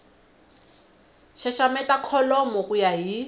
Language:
Tsonga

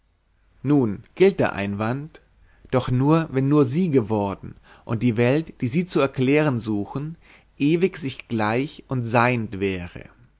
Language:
German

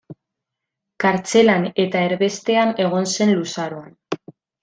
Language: Basque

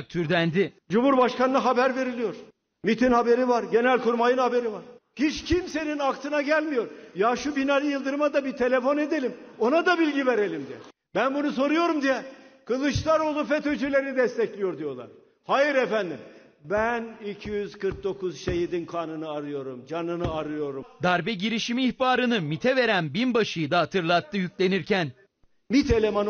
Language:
Turkish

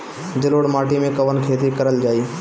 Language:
Bhojpuri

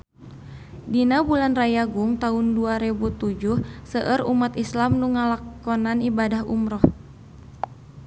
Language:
Sundanese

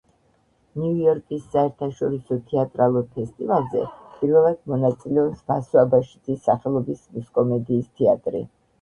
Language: Georgian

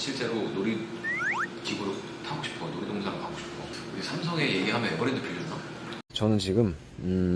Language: Korean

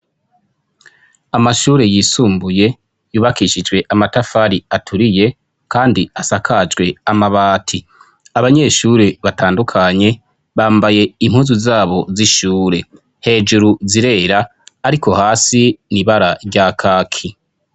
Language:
Rundi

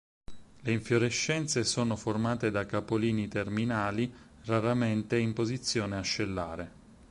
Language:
Italian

